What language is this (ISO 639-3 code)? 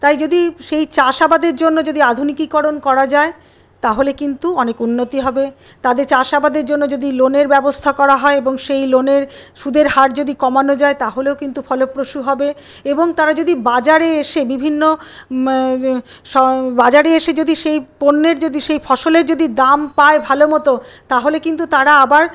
ben